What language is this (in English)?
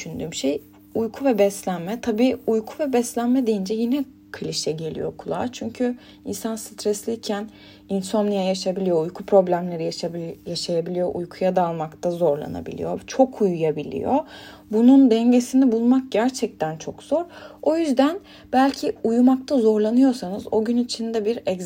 Turkish